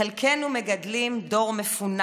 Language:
Hebrew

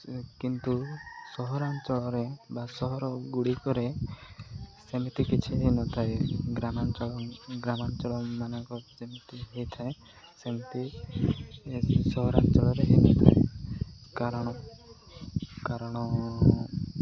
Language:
Odia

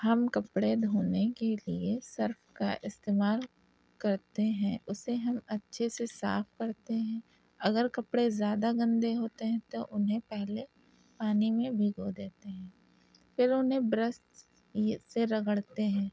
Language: Urdu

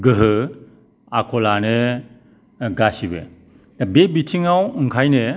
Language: Bodo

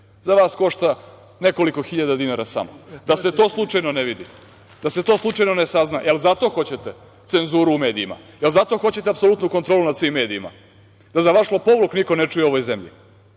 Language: Serbian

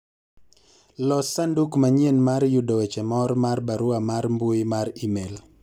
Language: Luo (Kenya and Tanzania)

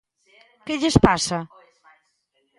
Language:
Galician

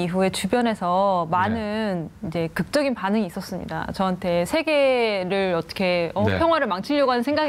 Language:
Korean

